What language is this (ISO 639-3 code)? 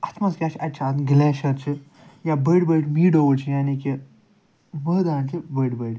kas